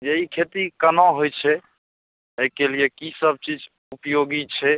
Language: Maithili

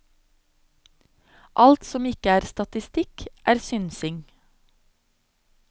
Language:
Norwegian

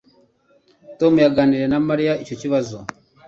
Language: Kinyarwanda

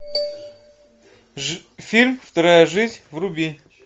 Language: Russian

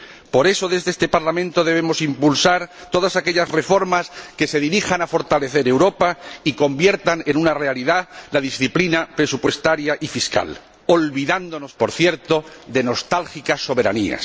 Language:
Spanish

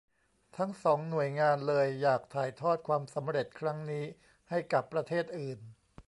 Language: Thai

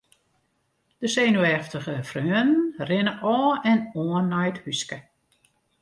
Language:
Western Frisian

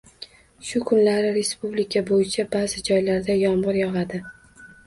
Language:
Uzbek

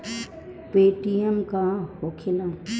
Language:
Bhojpuri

